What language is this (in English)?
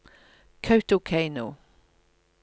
Norwegian